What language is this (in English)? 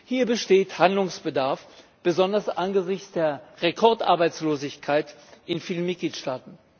German